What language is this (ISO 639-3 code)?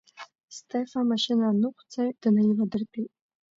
abk